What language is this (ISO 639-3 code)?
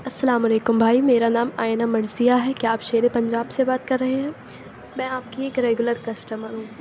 urd